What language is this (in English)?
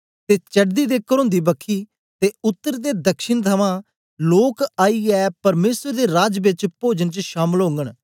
Dogri